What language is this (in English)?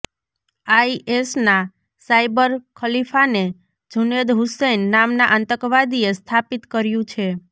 Gujarati